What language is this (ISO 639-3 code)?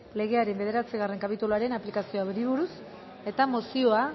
eus